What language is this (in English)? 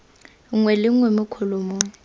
Tswana